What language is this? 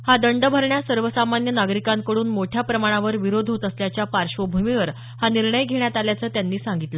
Marathi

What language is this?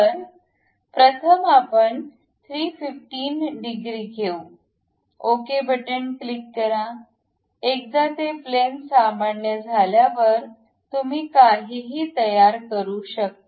Marathi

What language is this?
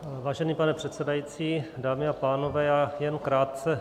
Czech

